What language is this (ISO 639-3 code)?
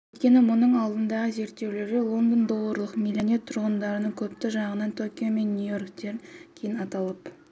kaz